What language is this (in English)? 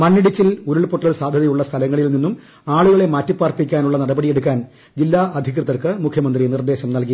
Malayalam